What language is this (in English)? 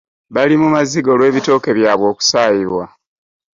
Ganda